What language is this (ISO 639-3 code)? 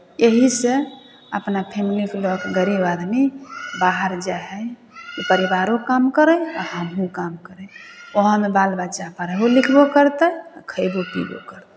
mai